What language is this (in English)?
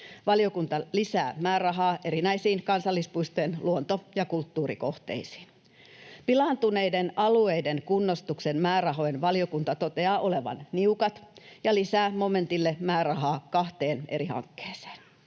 Finnish